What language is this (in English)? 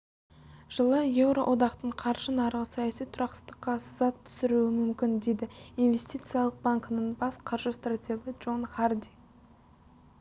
Kazakh